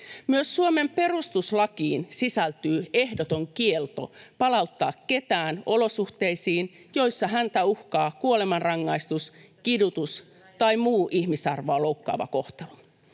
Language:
Finnish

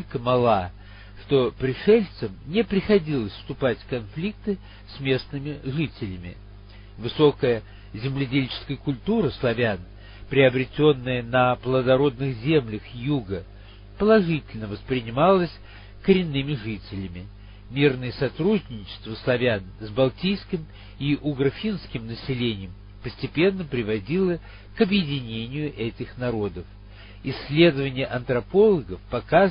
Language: Russian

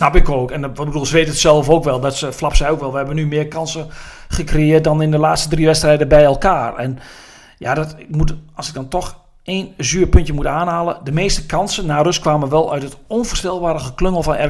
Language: Dutch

